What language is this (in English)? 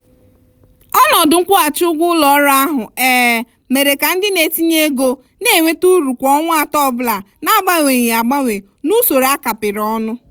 Igbo